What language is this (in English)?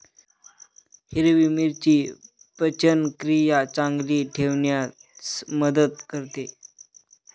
Marathi